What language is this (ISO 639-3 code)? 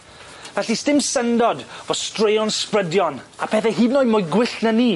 cym